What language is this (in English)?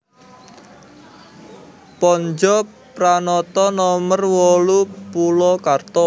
Javanese